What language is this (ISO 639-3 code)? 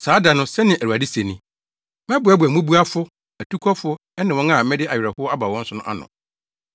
aka